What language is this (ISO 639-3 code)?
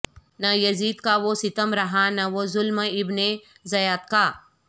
urd